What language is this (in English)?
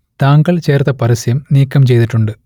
Malayalam